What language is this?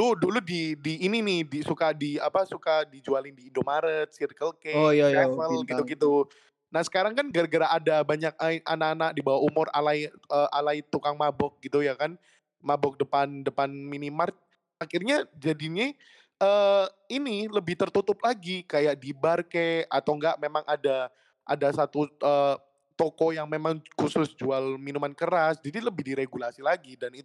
Indonesian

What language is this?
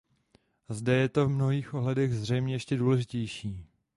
Czech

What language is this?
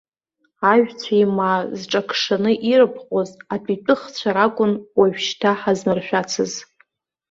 Abkhazian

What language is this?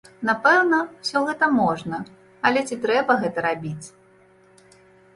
Belarusian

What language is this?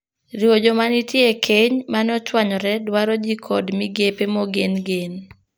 Luo (Kenya and Tanzania)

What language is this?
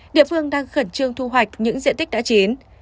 Vietnamese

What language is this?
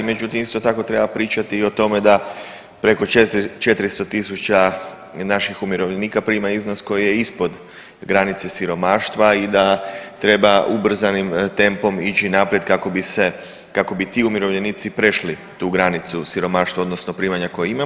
Croatian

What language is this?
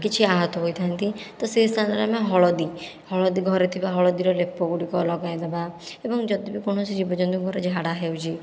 Odia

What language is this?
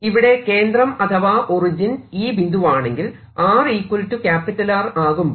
Malayalam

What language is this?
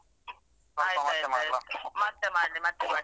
Kannada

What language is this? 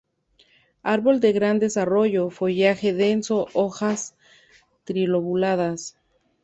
Spanish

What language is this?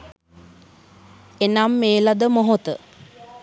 Sinhala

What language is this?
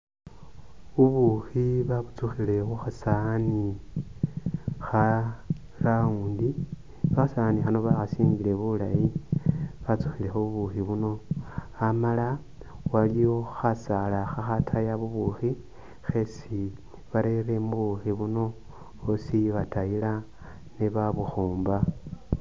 Masaaba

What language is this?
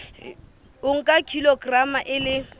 Southern Sotho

